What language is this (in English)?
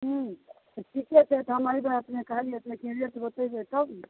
Maithili